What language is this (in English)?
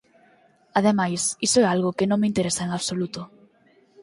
Galician